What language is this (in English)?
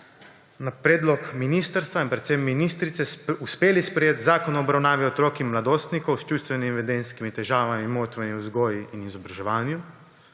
Slovenian